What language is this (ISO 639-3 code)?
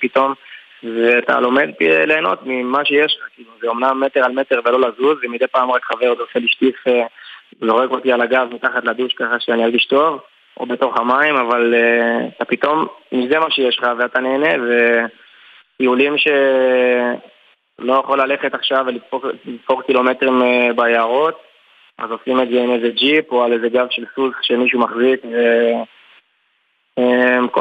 heb